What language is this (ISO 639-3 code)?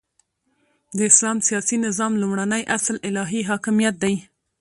pus